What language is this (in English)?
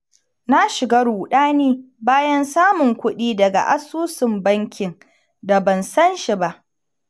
Hausa